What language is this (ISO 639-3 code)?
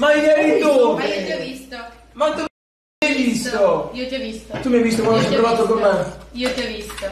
ita